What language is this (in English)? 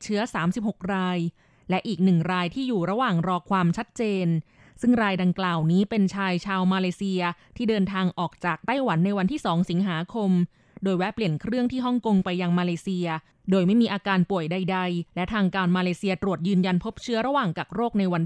Thai